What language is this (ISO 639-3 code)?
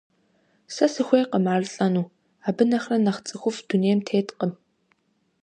kbd